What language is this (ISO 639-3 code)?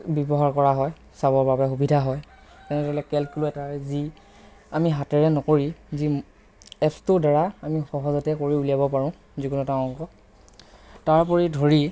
asm